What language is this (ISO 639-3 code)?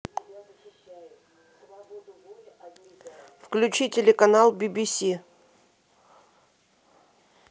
rus